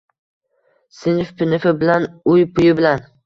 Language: Uzbek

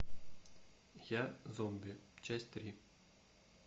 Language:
Russian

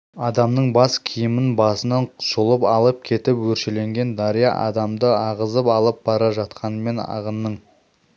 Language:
Kazakh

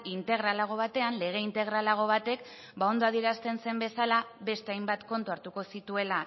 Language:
Basque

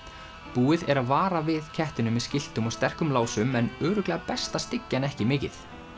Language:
Icelandic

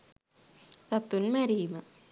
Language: Sinhala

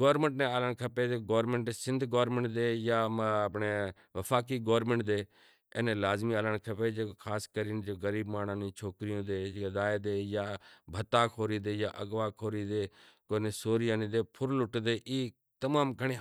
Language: Kachi Koli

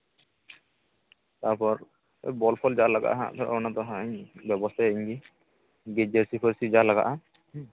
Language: Santali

